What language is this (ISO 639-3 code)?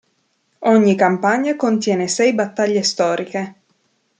ita